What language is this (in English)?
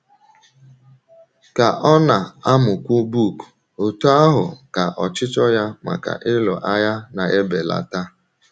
Igbo